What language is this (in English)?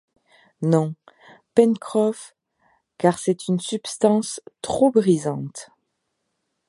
French